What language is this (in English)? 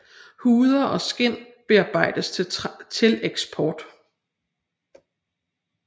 Danish